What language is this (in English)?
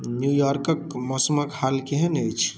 Maithili